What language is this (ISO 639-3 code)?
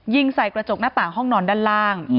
tha